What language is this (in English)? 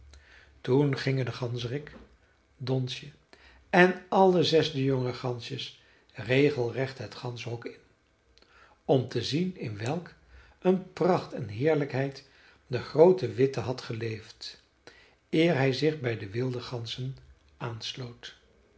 Dutch